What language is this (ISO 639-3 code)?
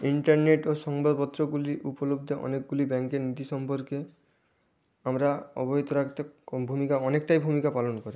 ben